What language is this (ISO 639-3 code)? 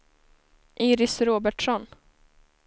swe